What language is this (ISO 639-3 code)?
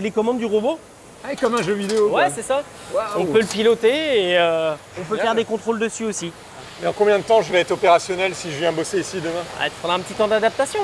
fra